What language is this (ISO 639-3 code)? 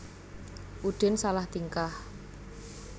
jav